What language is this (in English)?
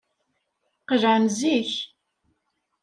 Kabyle